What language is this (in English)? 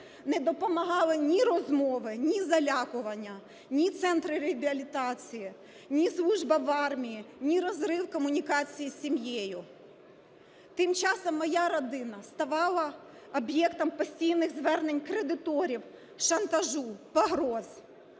Ukrainian